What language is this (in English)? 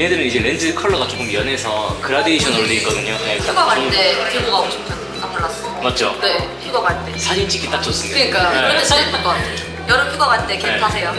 Korean